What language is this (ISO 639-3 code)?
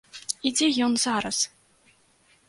bel